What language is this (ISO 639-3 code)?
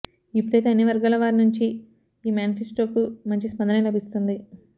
tel